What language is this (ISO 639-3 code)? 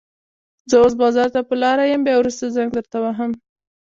pus